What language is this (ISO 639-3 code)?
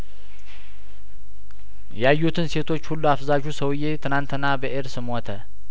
amh